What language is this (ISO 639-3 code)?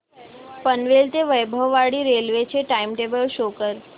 mar